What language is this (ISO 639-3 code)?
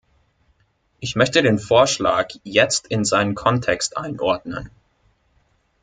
deu